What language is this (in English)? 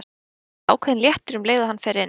Icelandic